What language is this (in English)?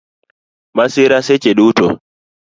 Luo (Kenya and Tanzania)